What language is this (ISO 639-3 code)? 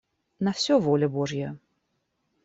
rus